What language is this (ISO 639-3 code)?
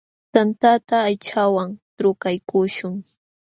qxw